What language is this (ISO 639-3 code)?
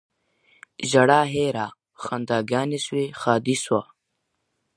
pus